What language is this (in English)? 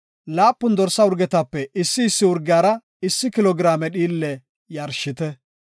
Gofa